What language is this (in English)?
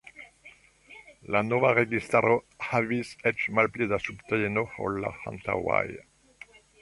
Esperanto